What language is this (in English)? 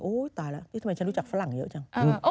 Thai